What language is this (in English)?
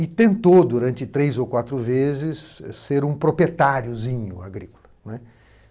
Portuguese